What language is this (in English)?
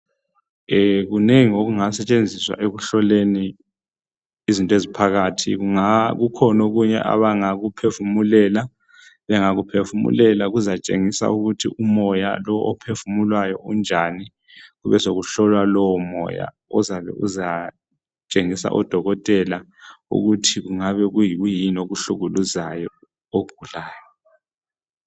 North Ndebele